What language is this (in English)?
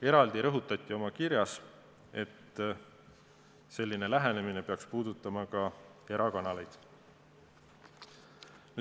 Estonian